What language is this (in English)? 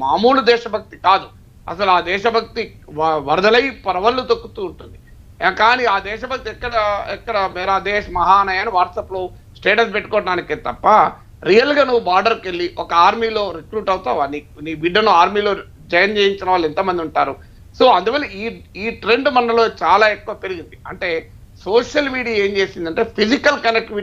Telugu